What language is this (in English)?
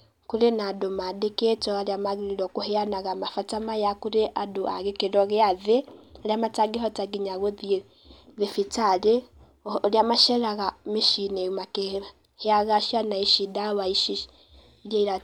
Kikuyu